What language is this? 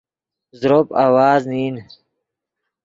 Yidgha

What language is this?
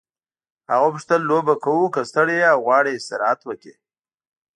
Pashto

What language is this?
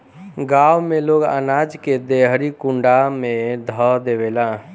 Bhojpuri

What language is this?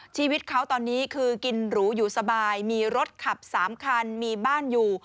Thai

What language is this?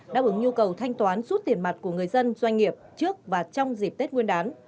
Vietnamese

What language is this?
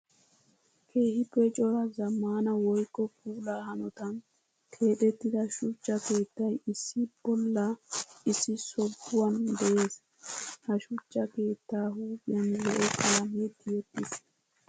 Wolaytta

